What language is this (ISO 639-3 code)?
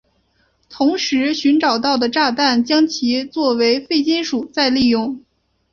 zho